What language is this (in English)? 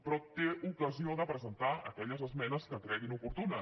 Catalan